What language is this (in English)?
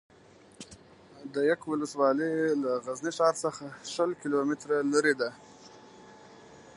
Pashto